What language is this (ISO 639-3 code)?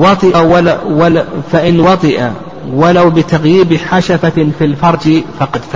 ara